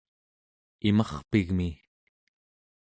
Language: Central Yupik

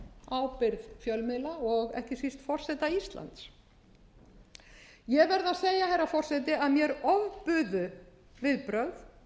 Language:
Icelandic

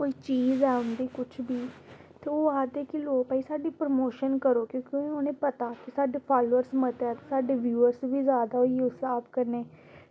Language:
Dogri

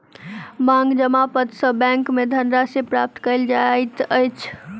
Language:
Maithili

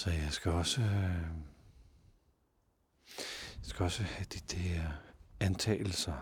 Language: Danish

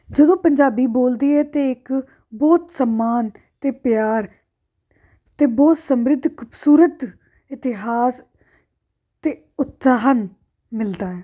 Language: Punjabi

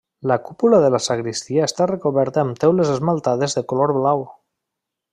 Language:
Catalan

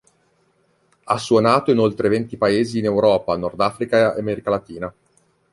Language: Italian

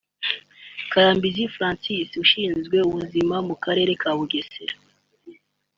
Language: Kinyarwanda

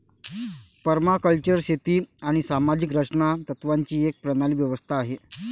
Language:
Marathi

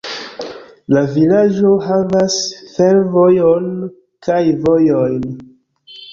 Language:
Esperanto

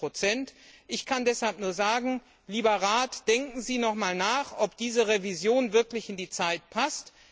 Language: German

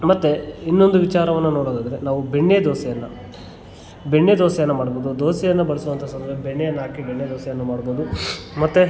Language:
Kannada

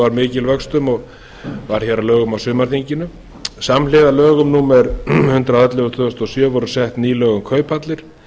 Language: Icelandic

